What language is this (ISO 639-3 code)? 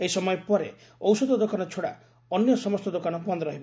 ori